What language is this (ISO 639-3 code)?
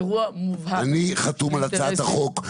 heb